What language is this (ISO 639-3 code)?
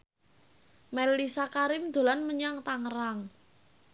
jav